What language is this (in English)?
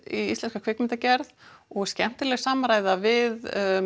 Icelandic